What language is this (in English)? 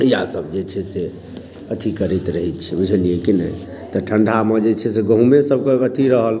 Maithili